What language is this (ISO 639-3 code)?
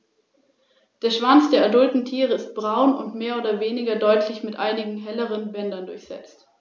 deu